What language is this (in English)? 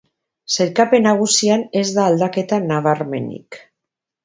Basque